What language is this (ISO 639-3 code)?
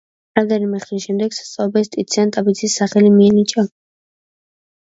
kat